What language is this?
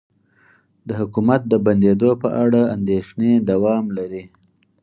Pashto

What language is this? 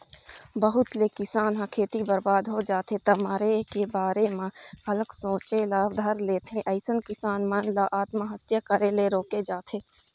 Chhattisgarhi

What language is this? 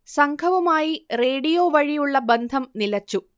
Malayalam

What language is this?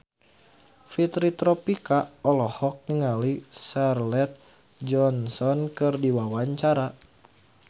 Sundanese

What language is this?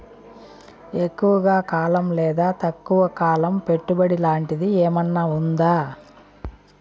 Telugu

